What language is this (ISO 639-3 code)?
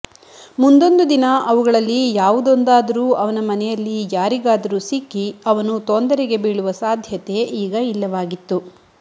kan